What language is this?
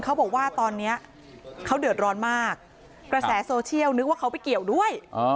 Thai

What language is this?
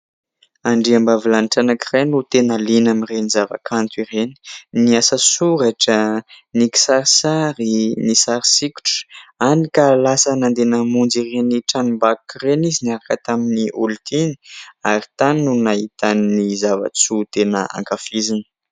Malagasy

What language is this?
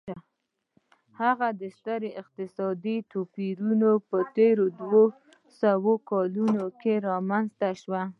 Pashto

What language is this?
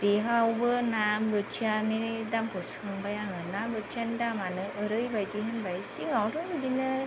Bodo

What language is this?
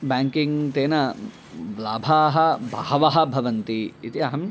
Sanskrit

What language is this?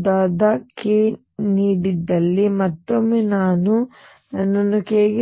Kannada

